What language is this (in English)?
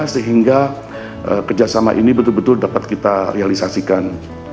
Indonesian